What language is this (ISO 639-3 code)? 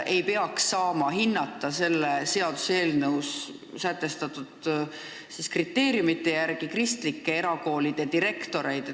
est